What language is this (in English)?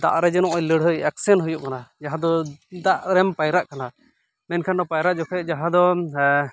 Santali